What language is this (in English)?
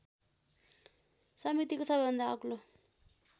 Nepali